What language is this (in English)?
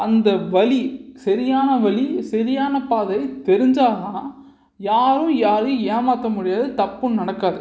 Tamil